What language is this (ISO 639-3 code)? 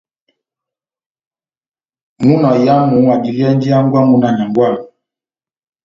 bnm